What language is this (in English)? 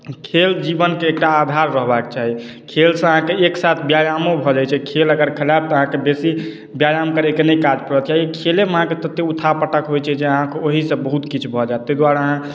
Maithili